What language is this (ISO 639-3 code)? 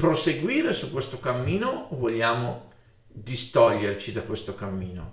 ita